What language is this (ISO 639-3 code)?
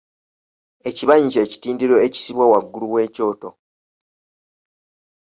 lug